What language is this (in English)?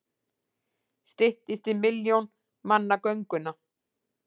Icelandic